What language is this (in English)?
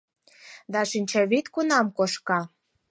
Mari